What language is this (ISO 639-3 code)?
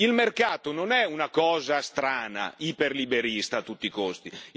ita